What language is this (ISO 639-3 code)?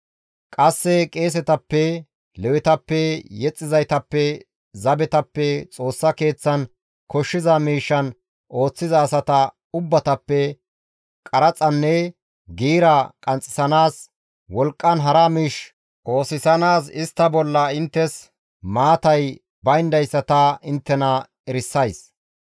gmv